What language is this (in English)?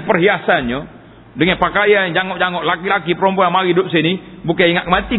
Malay